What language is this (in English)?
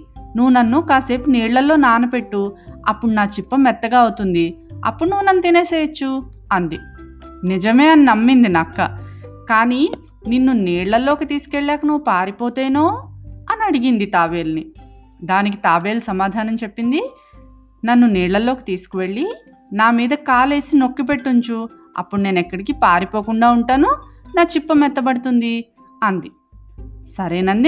Telugu